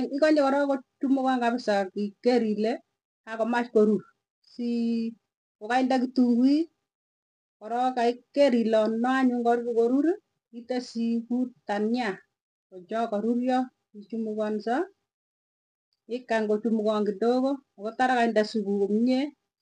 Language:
Tugen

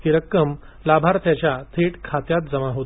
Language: Marathi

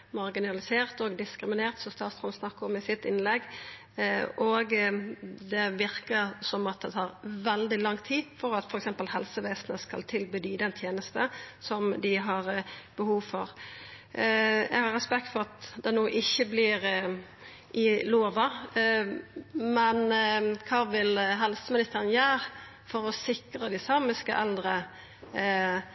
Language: Norwegian Nynorsk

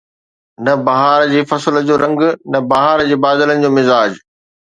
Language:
Sindhi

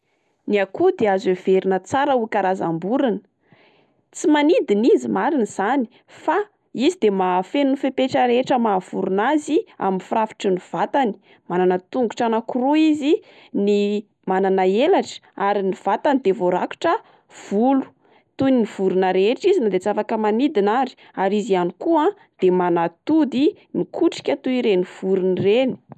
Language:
Malagasy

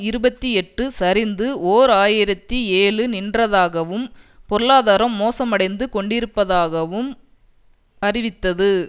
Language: Tamil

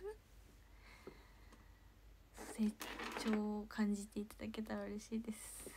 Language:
Japanese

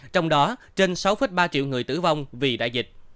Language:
Vietnamese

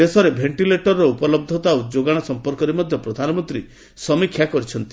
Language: Odia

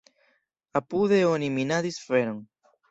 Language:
Esperanto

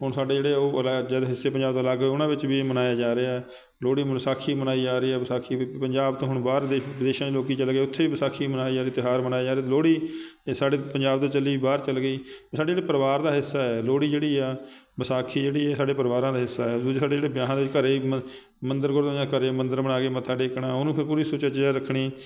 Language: Punjabi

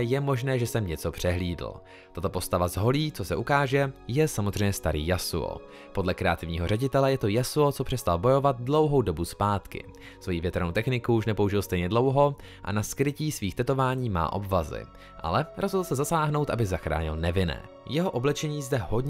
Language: Czech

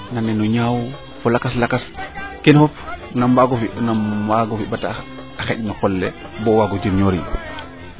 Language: Serer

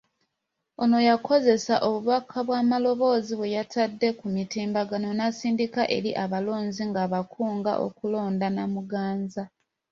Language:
Ganda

